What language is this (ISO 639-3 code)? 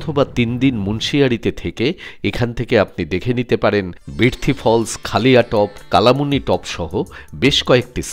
ben